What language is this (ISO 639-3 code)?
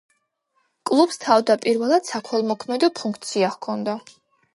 kat